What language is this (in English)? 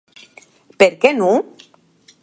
Occitan